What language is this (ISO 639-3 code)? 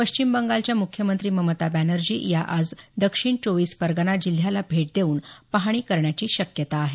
mar